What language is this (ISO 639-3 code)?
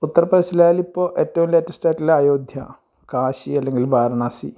mal